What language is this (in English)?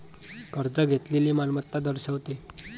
Marathi